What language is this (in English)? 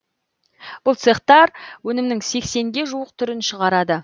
Kazakh